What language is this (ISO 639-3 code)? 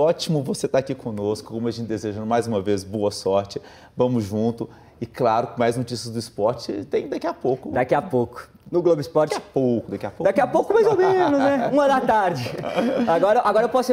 por